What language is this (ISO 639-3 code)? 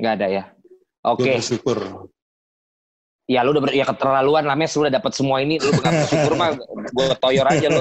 ind